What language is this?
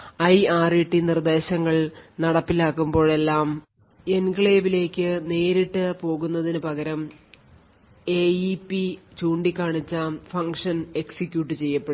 Malayalam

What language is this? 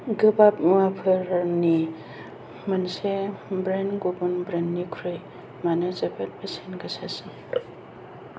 Bodo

